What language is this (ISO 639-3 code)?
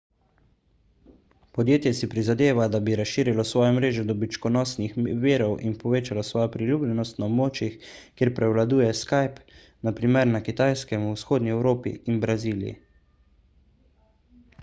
slv